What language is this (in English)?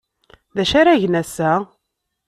Kabyle